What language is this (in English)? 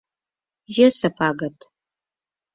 Mari